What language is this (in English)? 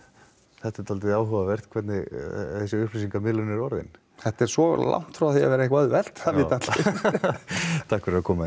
Icelandic